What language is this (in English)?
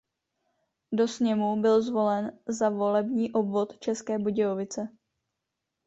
Czech